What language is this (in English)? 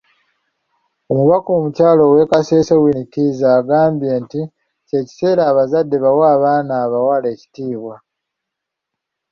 Ganda